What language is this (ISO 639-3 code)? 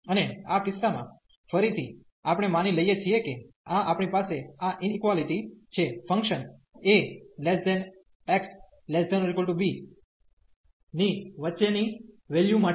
guj